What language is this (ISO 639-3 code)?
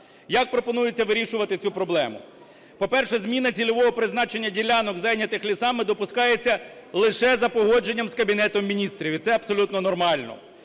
ukr